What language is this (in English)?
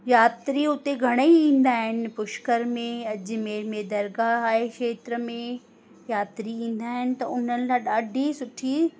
Sindhi